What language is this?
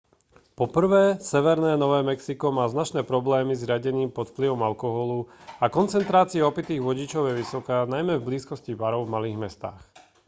Slovak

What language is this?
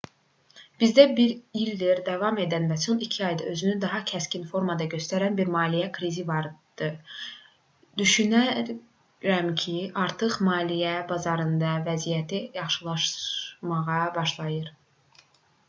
Azerbaijani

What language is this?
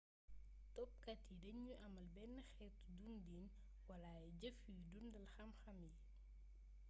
Wolof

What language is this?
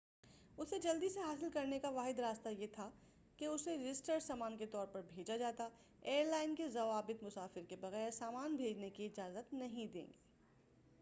Urdu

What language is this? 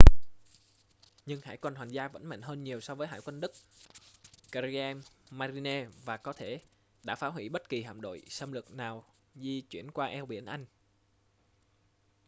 Vietnamese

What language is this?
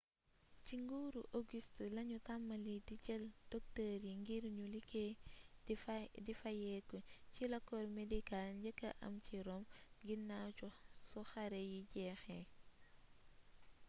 Wolof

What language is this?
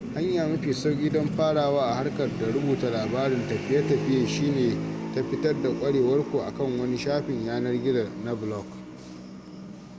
Hausa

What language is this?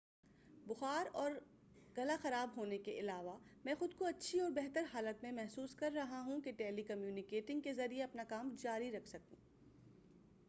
Urdu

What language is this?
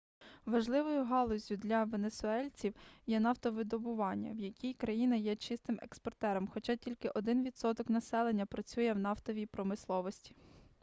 Ukrainian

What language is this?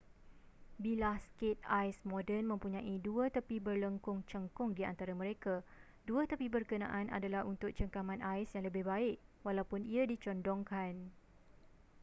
Malay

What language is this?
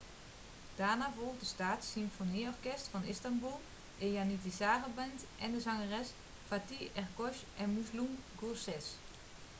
Dutch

